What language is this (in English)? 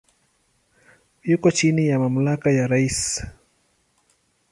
Swahili